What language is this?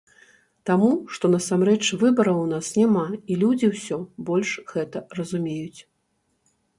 Belarusian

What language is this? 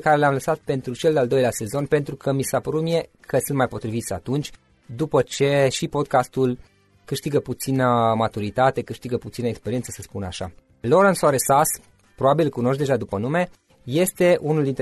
Romanian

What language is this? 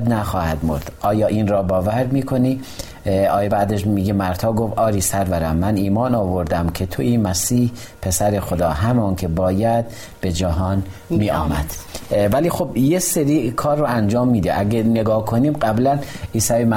Persian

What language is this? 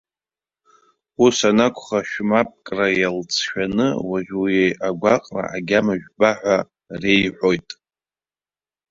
Abkhazian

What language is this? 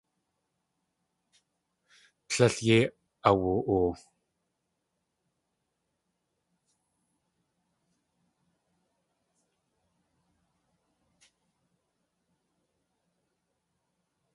Tlingit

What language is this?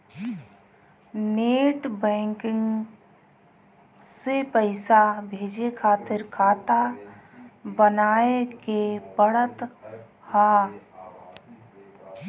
Bhojpuri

